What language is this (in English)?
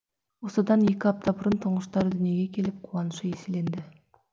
Kazakh